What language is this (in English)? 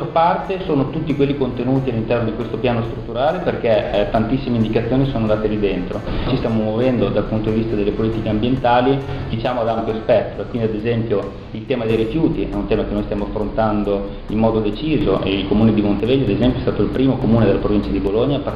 Italian